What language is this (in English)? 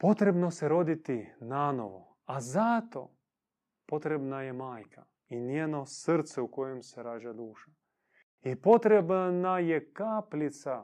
Croatian